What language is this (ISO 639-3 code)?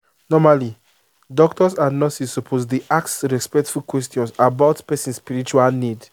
pcm